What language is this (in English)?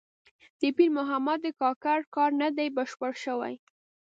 Pashto